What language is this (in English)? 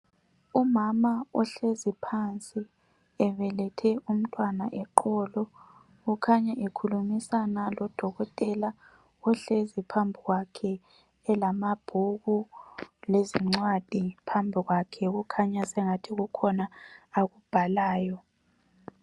North Ndebele